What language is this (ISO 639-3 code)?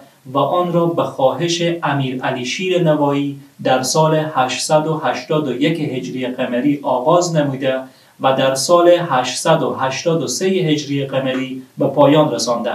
fas